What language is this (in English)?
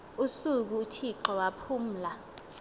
Xhosa